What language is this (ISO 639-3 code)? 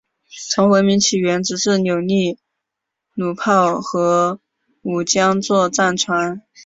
zho